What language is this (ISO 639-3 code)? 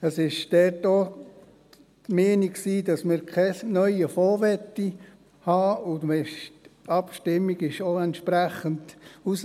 gsw